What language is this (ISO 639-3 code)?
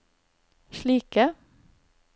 nor